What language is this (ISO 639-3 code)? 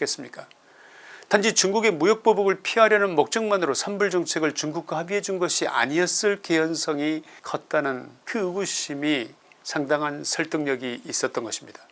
kor